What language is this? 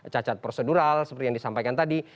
Indonesian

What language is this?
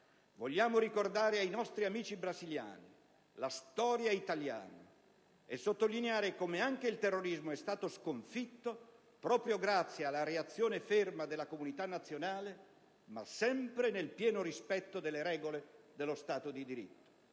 Italian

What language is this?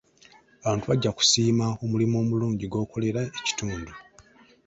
Ganda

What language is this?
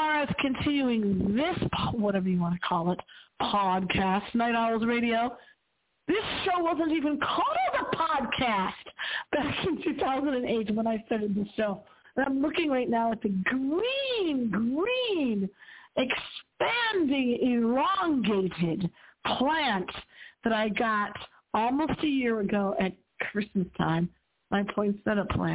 English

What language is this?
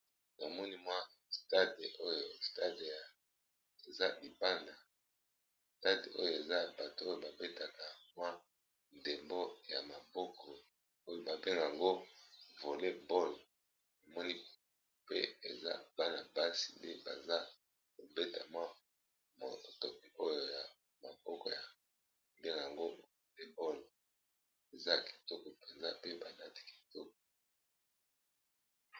Lingala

